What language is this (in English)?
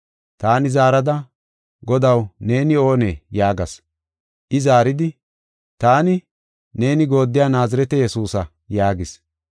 Gofa